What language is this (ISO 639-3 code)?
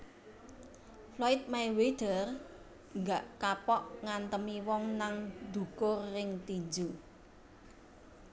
jav